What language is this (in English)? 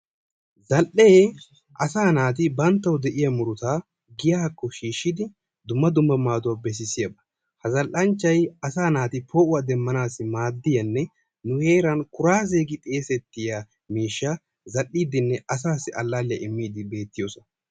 Wolaytta